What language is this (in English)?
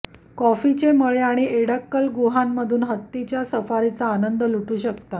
Marathi